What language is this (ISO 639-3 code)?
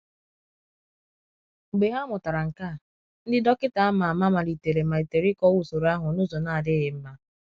ibo